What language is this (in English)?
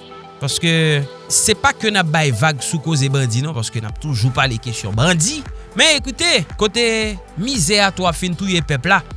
French